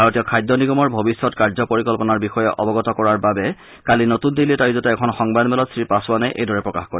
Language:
Assamese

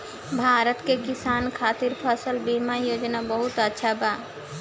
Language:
Bhojpuri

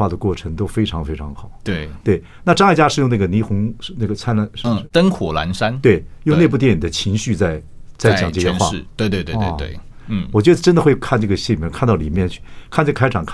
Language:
Chinese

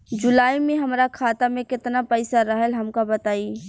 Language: Bhojpuri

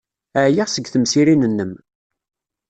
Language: Kabyle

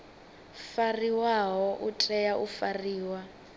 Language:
Venda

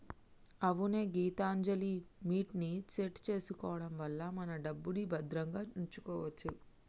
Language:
Telugu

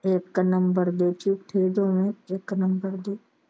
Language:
Punjabi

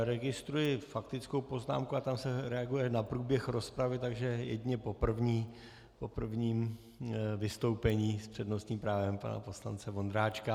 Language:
Czech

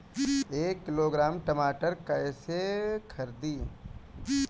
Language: Bhojpuri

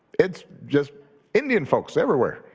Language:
English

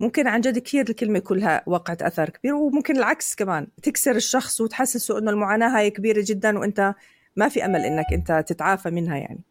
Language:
Arabic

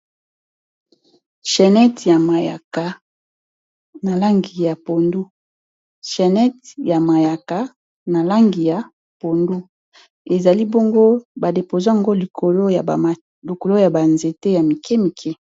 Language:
Lingala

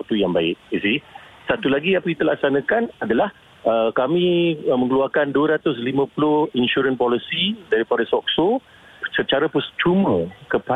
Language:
Malay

